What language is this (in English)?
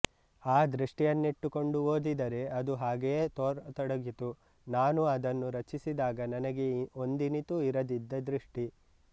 Kannada